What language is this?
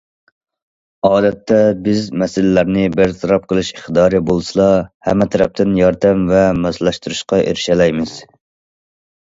Uyghur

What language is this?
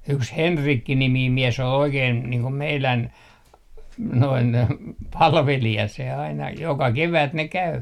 Finnish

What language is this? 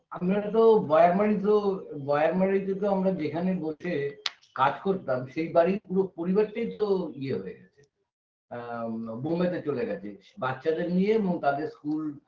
Bangla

